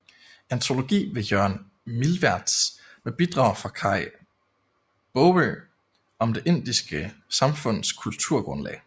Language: Danish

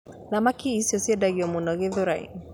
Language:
Kikuyu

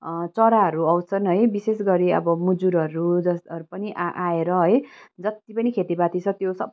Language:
Nepali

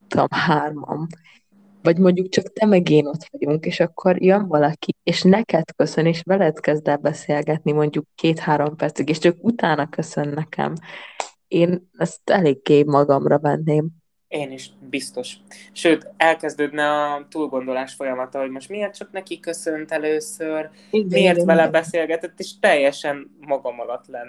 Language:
Hungarian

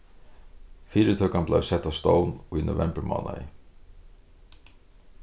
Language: Faroese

